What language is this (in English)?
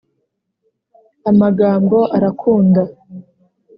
Kinyarwanda